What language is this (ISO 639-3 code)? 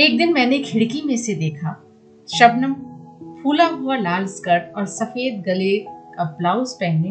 hin